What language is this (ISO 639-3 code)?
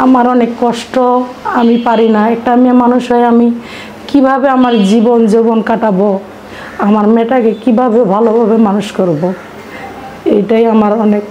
ron